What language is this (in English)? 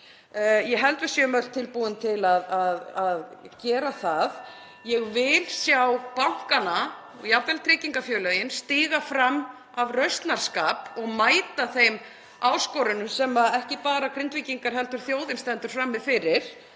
Icelandic